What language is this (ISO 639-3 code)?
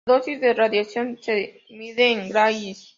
spa